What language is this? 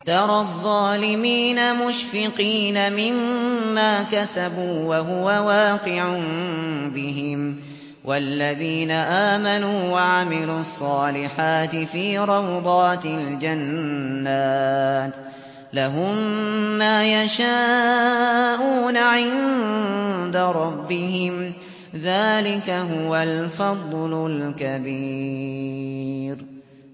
Arabic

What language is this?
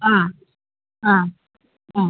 Manipuri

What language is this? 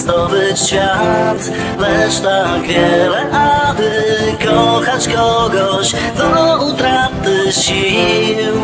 Polish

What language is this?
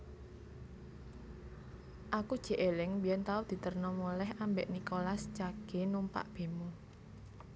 Javanese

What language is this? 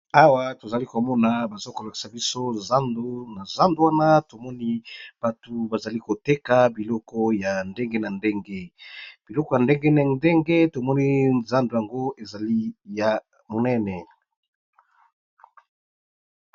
Lingala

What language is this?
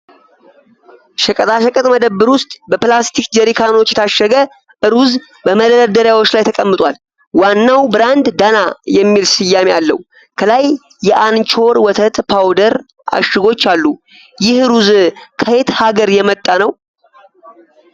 Amharic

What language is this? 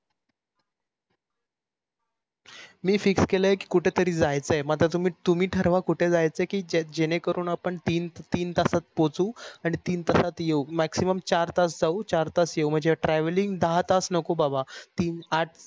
Marathi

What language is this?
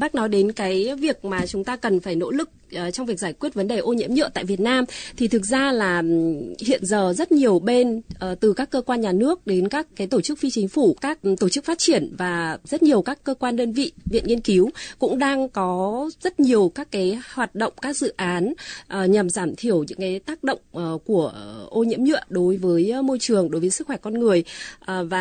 Vietnamese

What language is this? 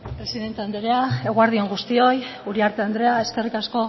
Basque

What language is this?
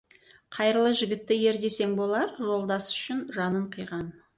Kazakh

